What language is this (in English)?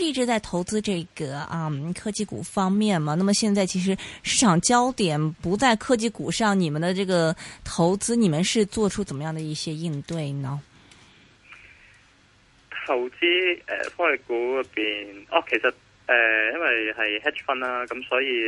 Chinese